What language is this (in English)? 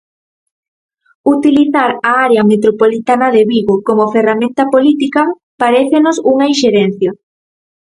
Galician